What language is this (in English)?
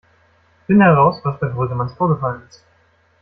German